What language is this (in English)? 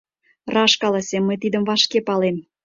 Mari